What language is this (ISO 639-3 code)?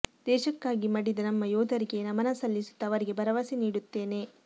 kan